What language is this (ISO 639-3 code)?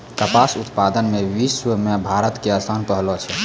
mai